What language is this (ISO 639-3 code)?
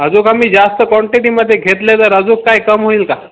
mar